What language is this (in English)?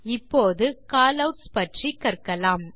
Tamil